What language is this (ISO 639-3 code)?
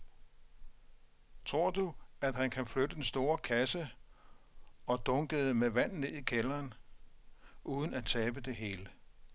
dan